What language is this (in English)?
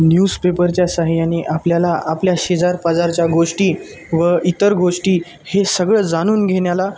Marathi